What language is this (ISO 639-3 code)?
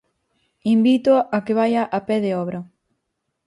glg